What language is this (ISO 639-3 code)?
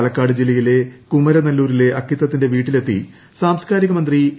mal